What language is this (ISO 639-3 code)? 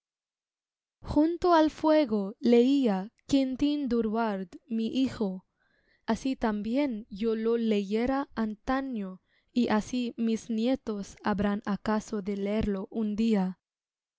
spa